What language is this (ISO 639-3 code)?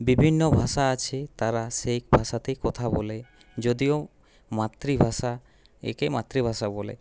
ben